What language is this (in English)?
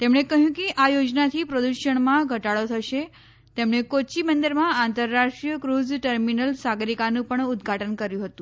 Gujarati